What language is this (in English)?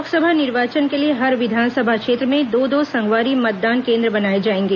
Hindi